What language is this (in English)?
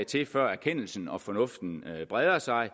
Danish